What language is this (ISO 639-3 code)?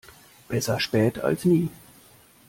deu